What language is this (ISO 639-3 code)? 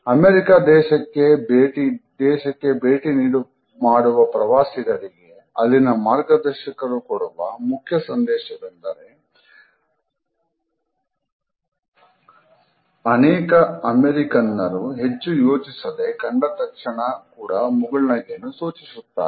kan